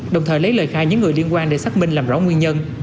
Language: Vietnamese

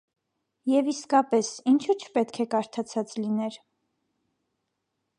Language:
Armenian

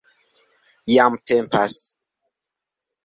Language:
Esperanto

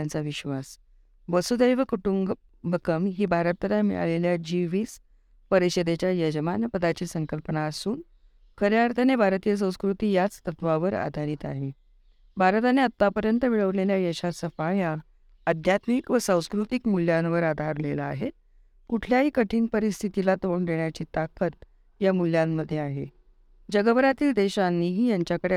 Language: Marathi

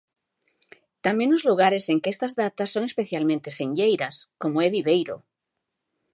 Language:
Galician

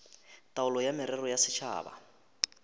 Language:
Northern Sotho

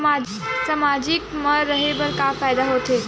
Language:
Chhattisgarhi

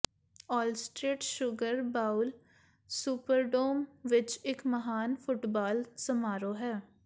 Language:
Punjabi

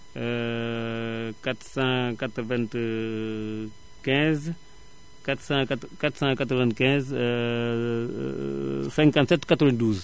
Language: Wolof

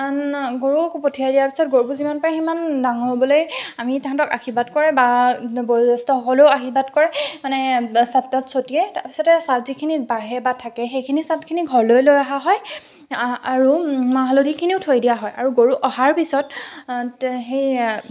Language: Assamese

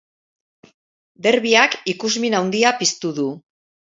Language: Basque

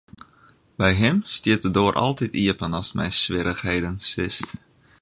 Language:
Western Frisian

